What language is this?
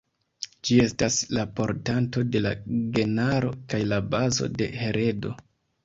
Esperanto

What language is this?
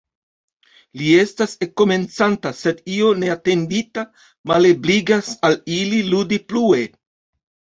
Esperanto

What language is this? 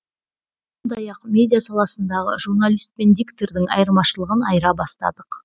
Kazakh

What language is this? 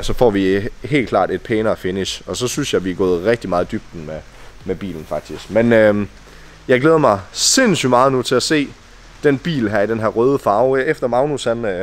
Danish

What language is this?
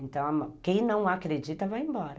Portuguese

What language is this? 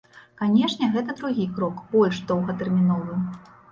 Belarusian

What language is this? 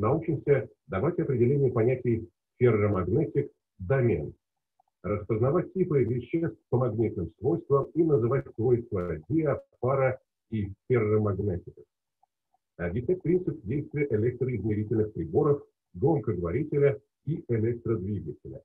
Russian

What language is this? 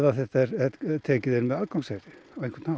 Icelandic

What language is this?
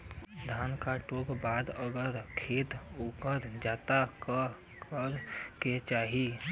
Bhojpuri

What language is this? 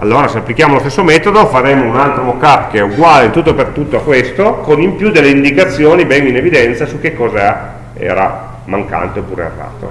Italian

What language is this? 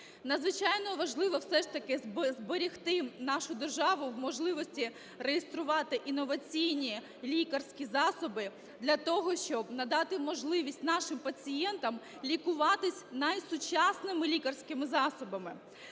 Ukrainian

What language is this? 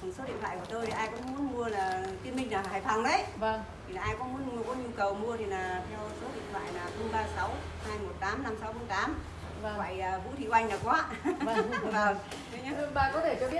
Vietnamese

